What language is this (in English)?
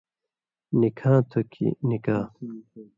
Indus Kohistani